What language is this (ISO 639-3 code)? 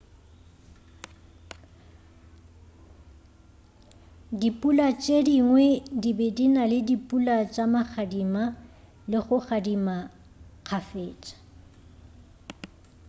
nso